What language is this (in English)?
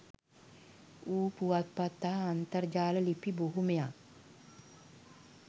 Sinhala